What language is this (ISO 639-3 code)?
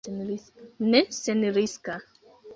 epo